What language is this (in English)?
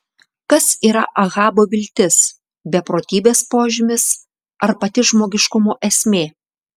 Lithuanian